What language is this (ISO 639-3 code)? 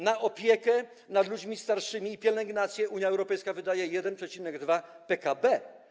pol